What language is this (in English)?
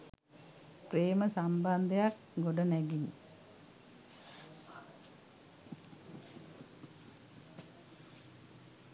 Sinhala